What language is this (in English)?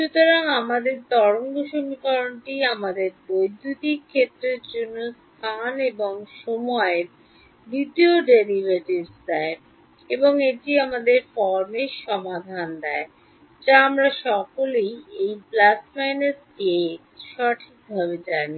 Bangla